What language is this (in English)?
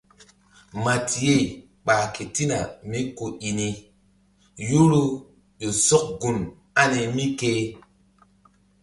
Mbum